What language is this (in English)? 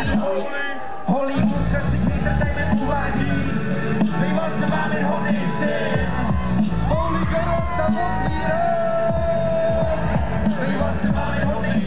Polish